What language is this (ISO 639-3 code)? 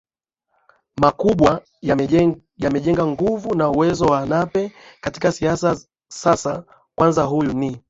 swa